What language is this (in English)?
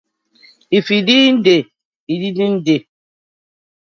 Nigerian Pidgin